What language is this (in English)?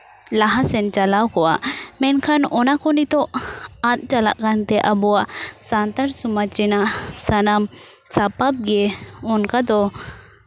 Santali